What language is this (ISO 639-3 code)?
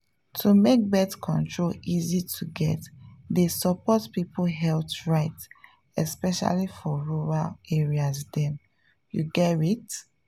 pcm